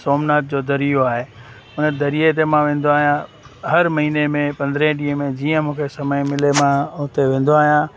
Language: Sindhi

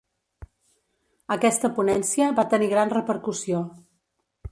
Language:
Catalan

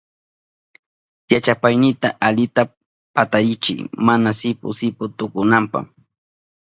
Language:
Southern Pastaza Quechua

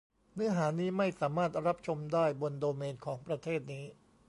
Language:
Thai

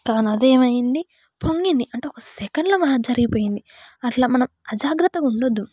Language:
Telugu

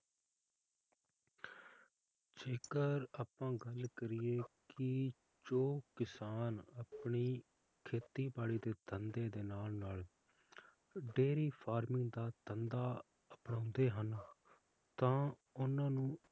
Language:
Punjabi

